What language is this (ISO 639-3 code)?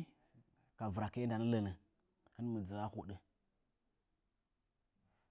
nja